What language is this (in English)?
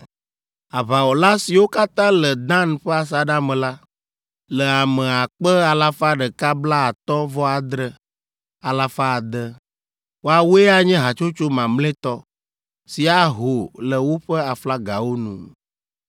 Ewe